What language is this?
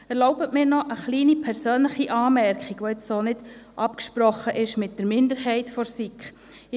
Swiss German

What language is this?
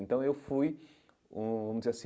Portuguese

